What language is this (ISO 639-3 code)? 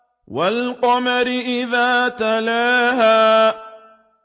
ara